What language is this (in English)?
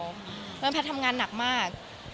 Thai